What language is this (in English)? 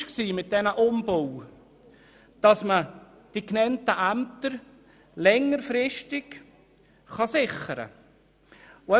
Swiss German